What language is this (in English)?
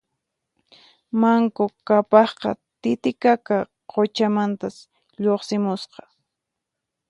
Puno Quechua